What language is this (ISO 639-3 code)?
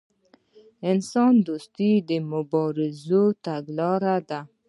pus